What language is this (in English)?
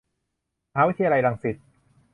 Thai